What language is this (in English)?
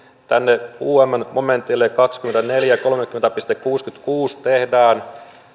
Finnish